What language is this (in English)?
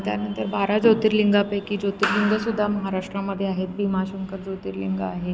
Marathi